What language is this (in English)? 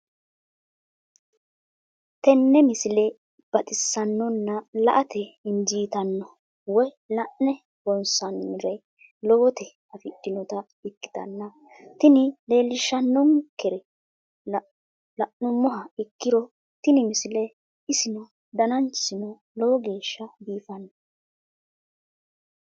Sidamo